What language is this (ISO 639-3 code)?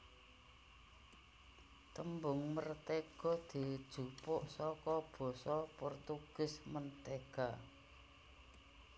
jav